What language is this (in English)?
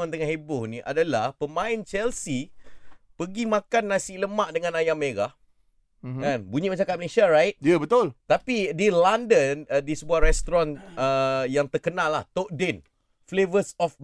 Malay